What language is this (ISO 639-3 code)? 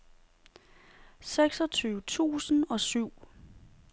dan